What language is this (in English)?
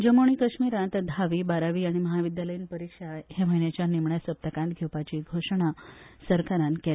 Konkani